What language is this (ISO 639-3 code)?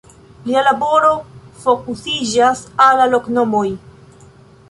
epo